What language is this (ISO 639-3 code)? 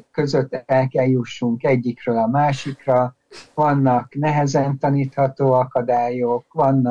hun